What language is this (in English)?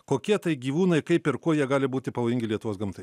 Lithuanian